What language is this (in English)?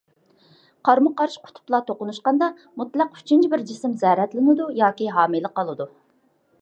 Uyghur